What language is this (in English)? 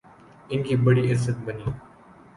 Urdu